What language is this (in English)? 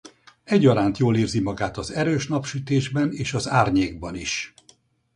Hungarian